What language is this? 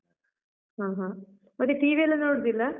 Kannada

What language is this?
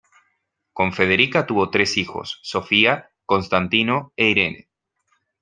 Spanish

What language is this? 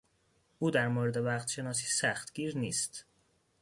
Persian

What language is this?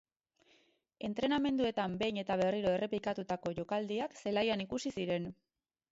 Basque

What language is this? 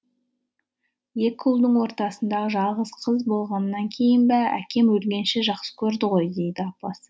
Kazakh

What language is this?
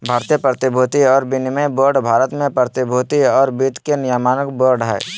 Magahi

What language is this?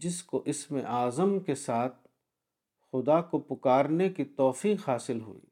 Urdu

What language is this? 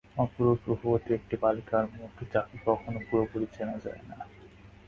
Bangla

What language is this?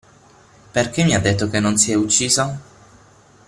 Italian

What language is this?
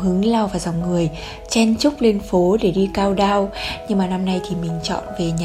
Vietnamese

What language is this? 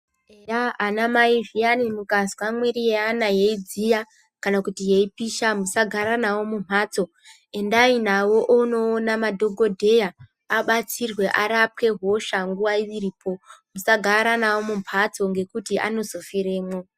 Ndau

